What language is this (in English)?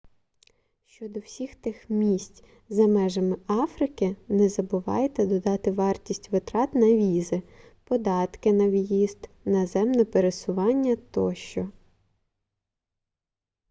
Ukrainian